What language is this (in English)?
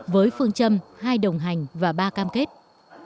Vietnamese